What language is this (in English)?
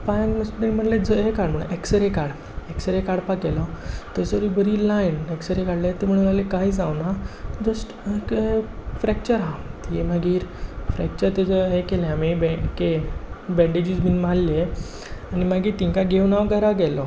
Konkani